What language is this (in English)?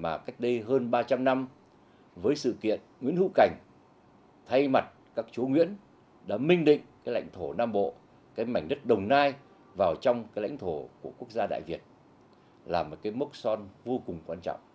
Vietnamese